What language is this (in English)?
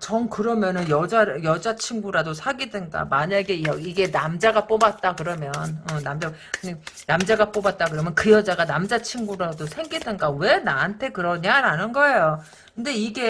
Korean